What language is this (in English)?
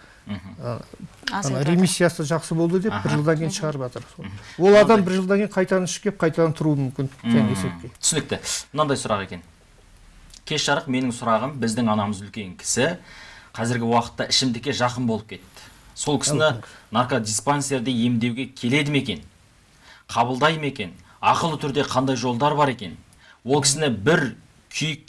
Turkish